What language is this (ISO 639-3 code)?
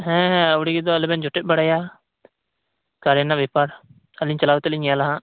sat